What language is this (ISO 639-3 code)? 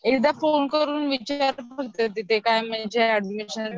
mar